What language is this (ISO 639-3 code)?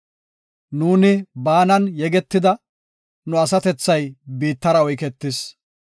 gof